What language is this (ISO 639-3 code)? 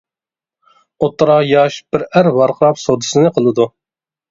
uig